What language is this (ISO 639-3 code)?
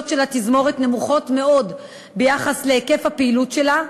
heb